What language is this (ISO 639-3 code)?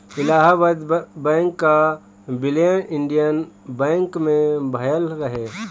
bho